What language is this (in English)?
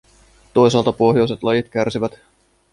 Finnish